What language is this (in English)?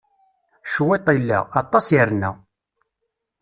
Kabyle